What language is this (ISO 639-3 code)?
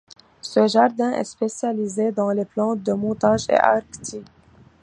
fra